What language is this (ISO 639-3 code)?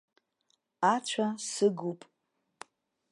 abk